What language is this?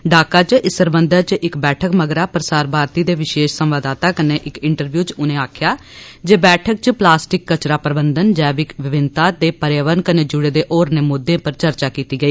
Dogri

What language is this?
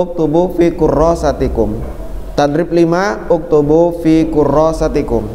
Indonesian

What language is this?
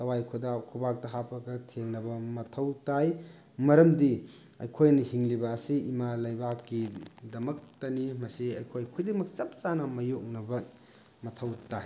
Manipuri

